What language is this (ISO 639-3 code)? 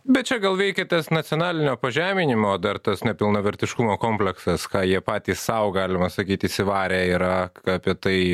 lit